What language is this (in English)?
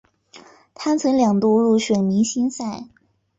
Chinese